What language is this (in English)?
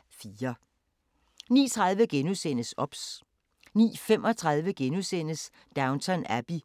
Danish